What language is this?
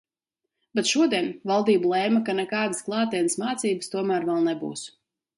Latvian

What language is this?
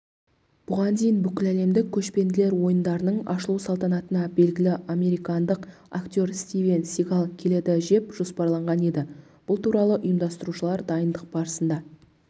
Kazakh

